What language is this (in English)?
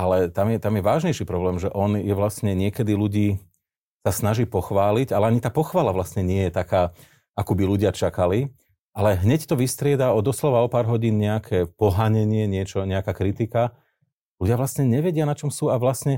Slovak